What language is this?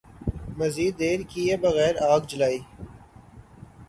Urdu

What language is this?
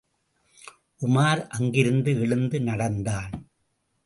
Tamil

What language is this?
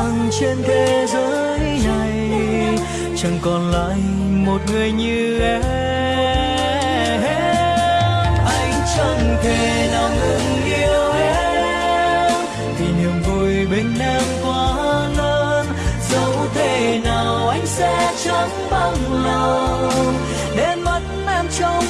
Vietnamese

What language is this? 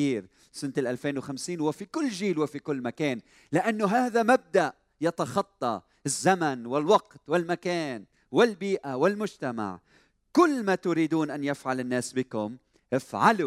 Arabic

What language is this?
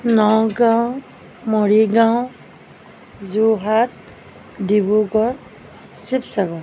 Assamese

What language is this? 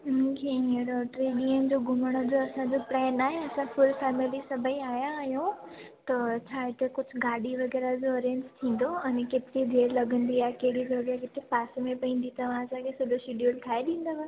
Sindhi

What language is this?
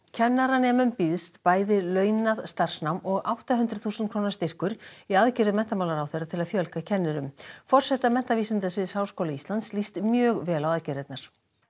Icelandic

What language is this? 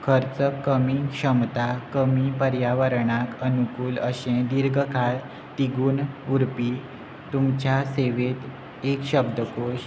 Konkani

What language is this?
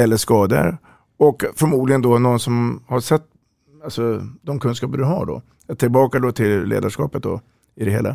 Swedish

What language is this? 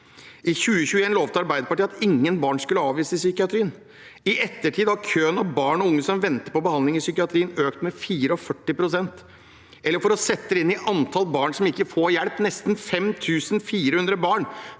Norwegian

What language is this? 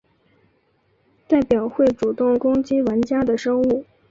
Chinese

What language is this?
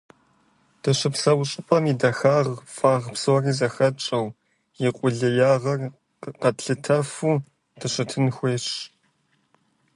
Kabardian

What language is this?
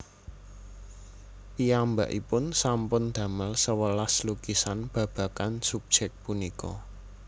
Javanese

